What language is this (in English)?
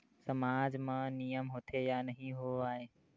Chhattisgarhi